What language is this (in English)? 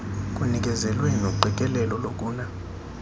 Xhosa